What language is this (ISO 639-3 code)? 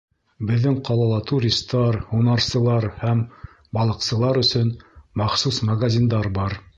bak